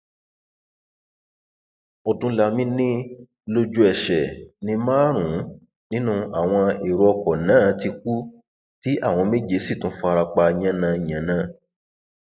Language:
Yoruba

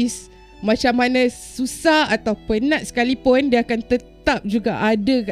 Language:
Malay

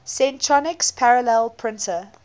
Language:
English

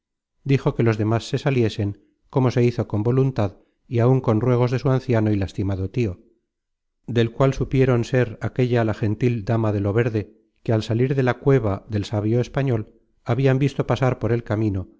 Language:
Spanish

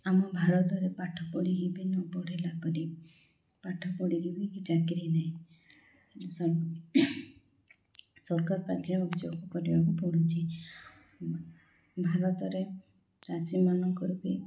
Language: Odia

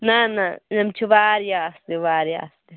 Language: Kashmiri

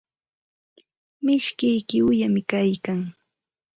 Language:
Santa Ana de Tusi Pasco Quechua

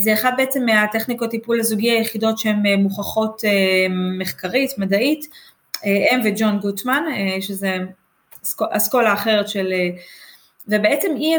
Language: Hebrew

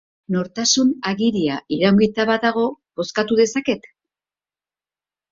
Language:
Basque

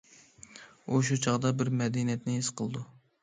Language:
Uyghur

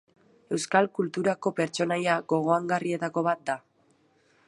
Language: Basque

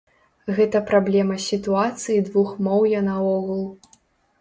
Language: Belarusian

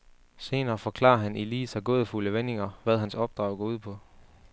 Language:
Danish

